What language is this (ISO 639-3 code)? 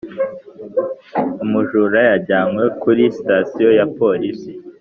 kin